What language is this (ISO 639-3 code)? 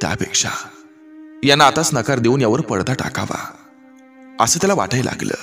ron